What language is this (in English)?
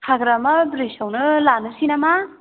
Bodo